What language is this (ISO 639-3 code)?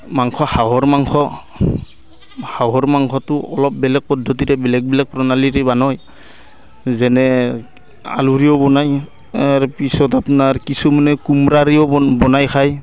asm